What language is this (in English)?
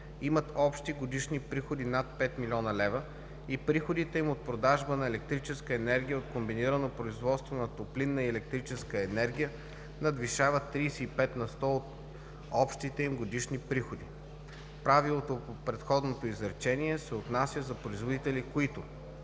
Bulgarian